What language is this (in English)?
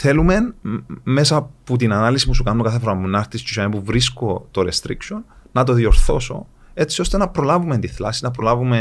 Greek